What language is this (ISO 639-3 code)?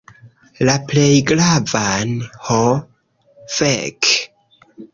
epo